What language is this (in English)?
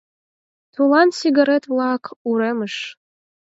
Mari